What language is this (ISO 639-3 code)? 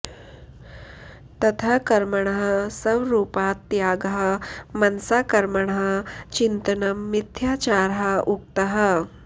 san